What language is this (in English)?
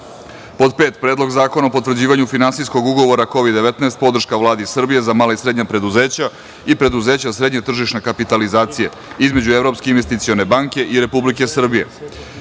Serbian